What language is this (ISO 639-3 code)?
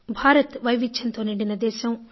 tel